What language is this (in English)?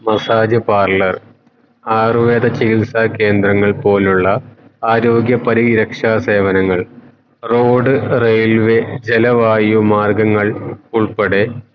Malayalam